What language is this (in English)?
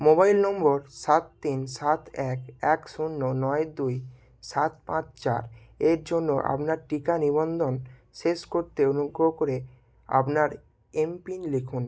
Bangla